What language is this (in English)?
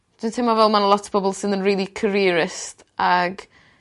Welsh